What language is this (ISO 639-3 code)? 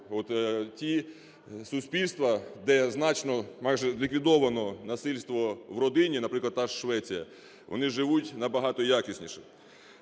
ukr